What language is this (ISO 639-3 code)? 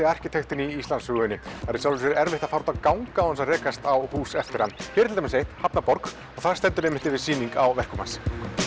isl